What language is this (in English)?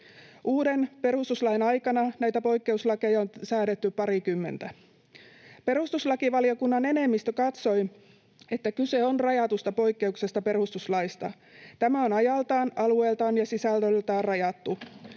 Finnish